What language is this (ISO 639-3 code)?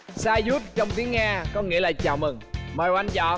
vie